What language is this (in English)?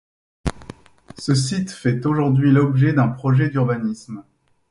French